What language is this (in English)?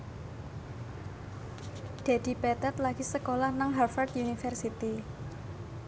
Javanese